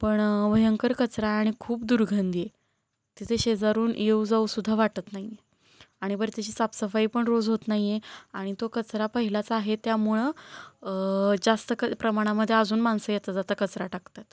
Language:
Marathi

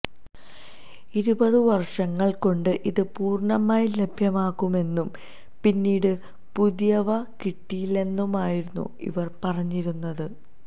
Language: Malayalam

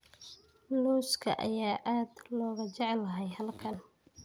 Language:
Somali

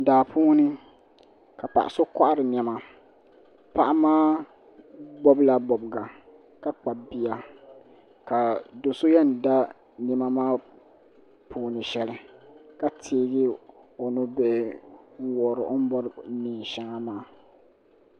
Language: Dagbani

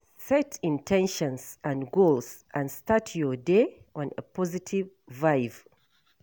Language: Nigerian Pidgin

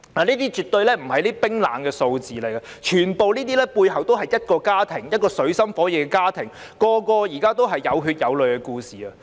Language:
Cantonese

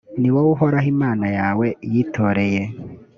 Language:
Kinyarwanda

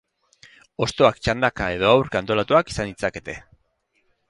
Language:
Basque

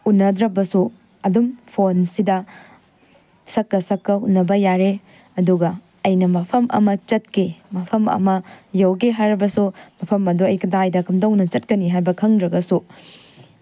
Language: Manipuri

